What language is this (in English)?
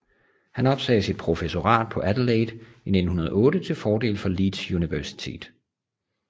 Danish